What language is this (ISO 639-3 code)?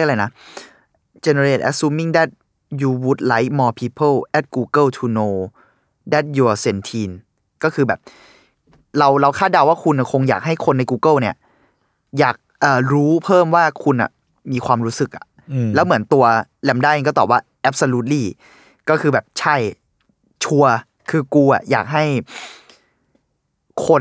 tha